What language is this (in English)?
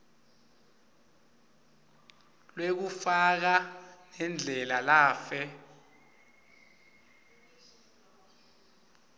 Swati